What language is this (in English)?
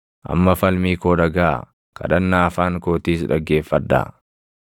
Oromo